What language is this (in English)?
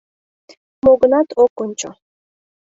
Mari